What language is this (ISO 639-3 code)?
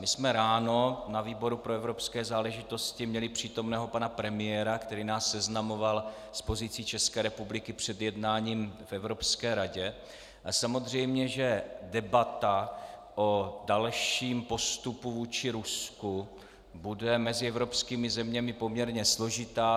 ces